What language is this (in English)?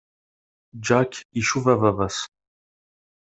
Kabyle